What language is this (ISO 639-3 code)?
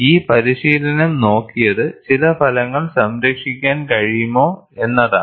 mal